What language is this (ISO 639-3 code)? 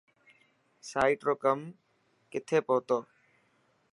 mki